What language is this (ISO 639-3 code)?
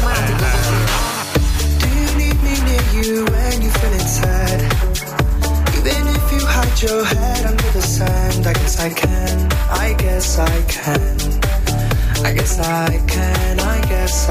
ita